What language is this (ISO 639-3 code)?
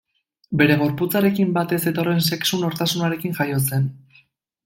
eus